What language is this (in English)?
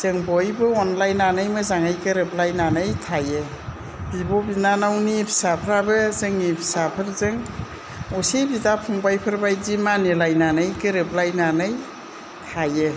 Bodo